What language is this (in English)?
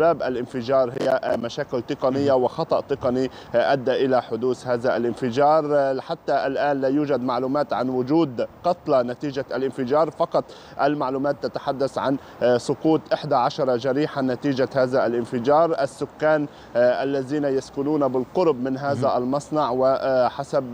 Arabic